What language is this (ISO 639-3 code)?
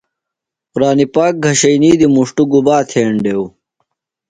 phl